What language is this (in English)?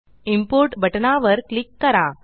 Marathi